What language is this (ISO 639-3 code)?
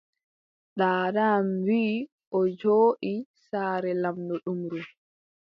fub